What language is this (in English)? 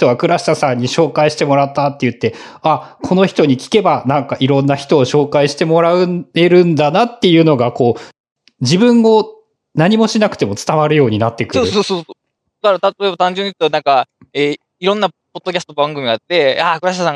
Japanese